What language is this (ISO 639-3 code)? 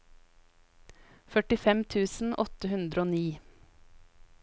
nor